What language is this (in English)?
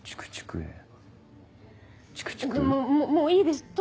Japanese